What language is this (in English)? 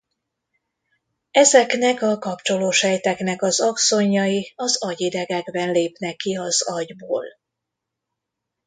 Hungarian